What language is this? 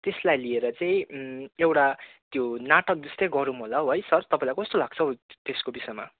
Nepali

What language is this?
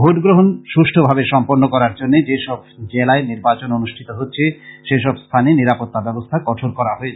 Bangla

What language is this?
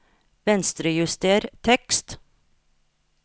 Norwegian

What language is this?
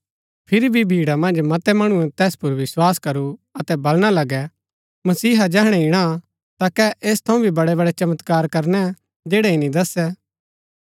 Gaddi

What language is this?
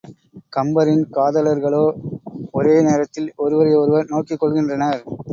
Tamil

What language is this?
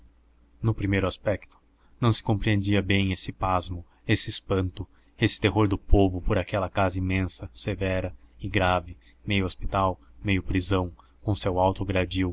Portuguese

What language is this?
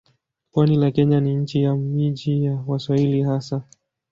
Swahili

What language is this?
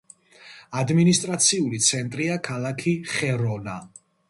Georgian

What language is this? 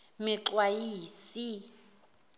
Zulu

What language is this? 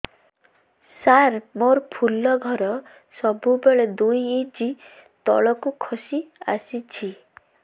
Odia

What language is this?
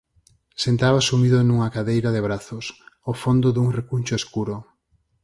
Galician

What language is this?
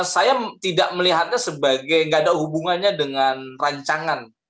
Indonesian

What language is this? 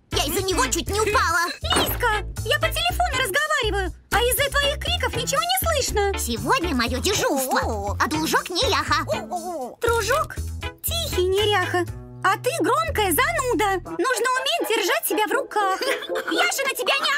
Russian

